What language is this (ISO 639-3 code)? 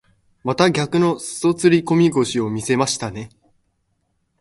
jpn